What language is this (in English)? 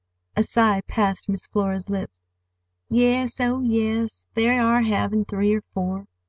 English